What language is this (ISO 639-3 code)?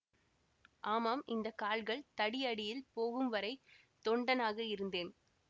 tam